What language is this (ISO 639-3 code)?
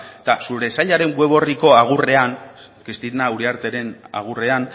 eus